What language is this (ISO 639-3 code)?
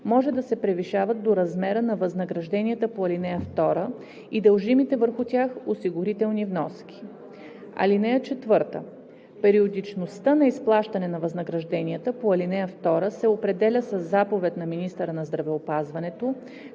bul